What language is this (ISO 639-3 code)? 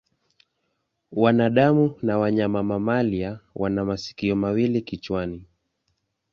swa